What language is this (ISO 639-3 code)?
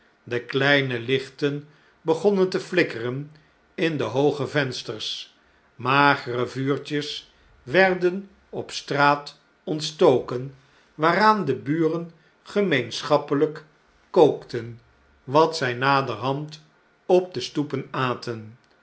nld